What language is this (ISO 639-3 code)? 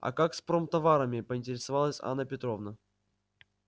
rus